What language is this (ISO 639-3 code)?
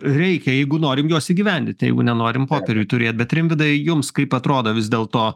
lit